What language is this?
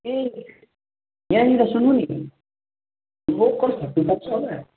Nepali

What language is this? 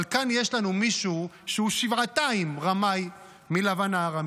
Hebrew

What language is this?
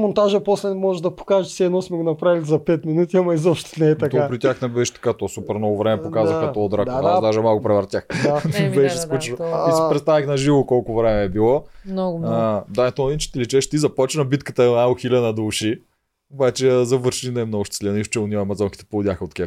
Bulgarian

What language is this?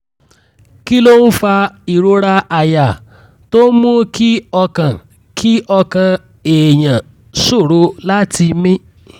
Yoruba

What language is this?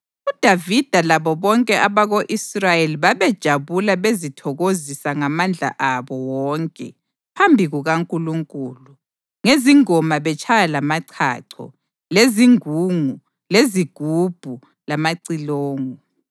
North Ndebele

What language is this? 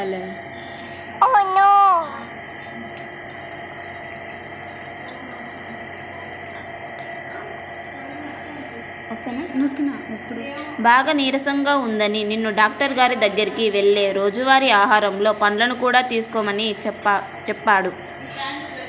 Telugu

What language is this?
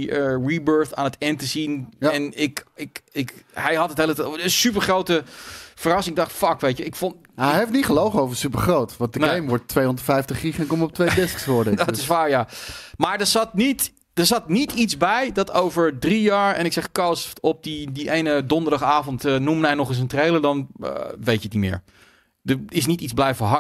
Dutch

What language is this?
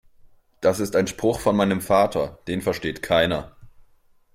German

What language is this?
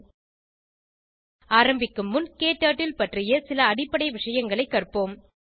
Tamil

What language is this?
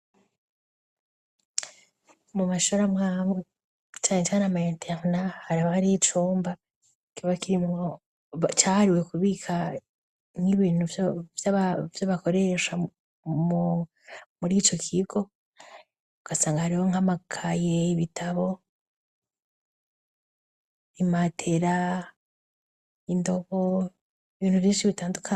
Rundi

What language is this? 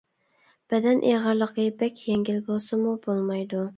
Uyghur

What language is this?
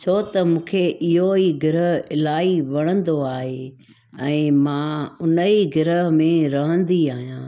Sindhi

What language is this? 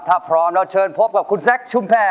Thai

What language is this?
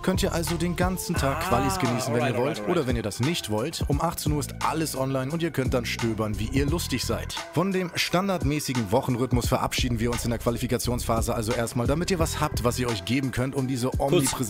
German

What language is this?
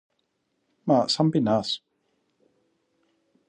Greek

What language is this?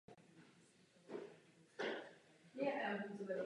Czech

